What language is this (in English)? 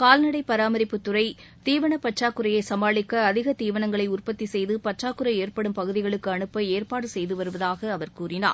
Tamil